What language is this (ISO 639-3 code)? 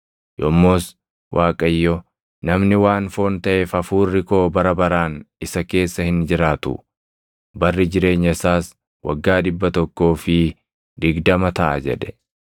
orm